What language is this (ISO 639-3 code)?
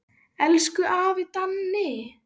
isl